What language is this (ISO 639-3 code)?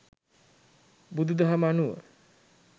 sin